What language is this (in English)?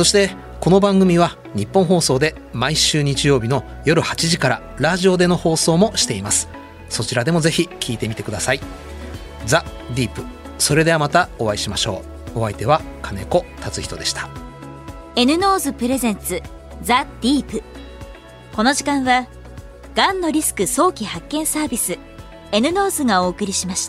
Japanese